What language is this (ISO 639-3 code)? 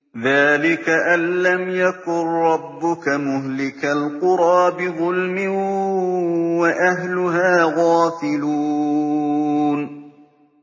ara